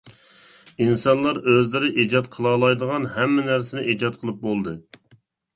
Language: Uyghur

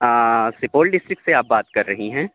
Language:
Urdu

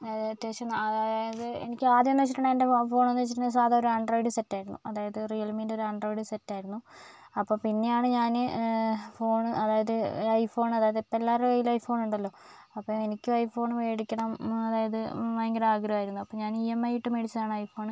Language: Malayalam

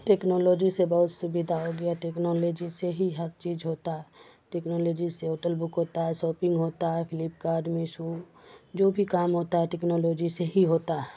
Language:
Urdu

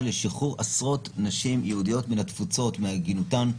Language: Hebrew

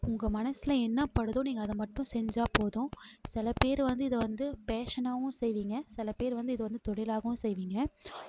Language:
Tamil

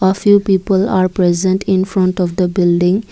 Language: English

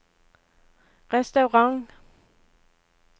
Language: Norwegian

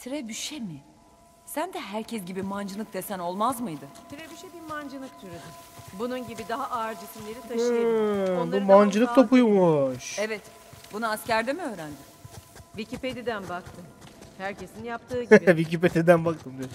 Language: Turkish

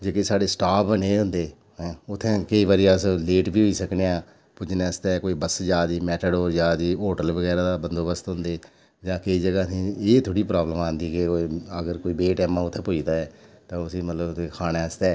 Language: Dogri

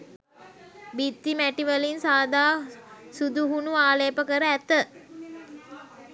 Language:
Sinhala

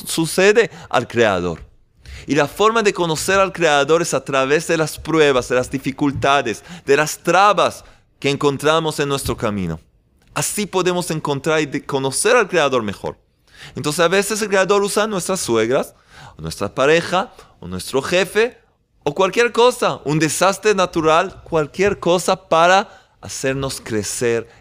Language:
Spanish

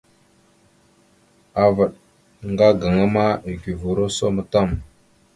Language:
Mada (Cameroon)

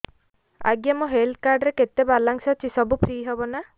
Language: Odia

